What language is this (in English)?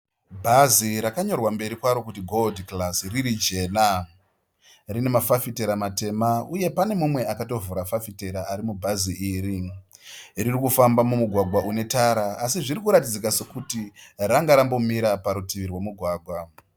Shona